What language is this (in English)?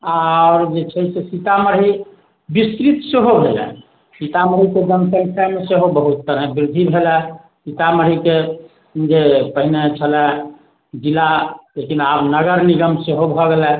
Maithili